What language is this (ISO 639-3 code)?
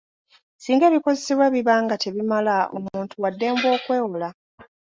lug